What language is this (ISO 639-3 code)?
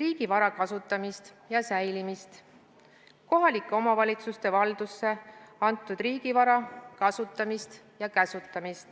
est